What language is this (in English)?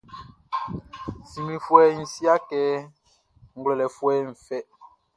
Baoulé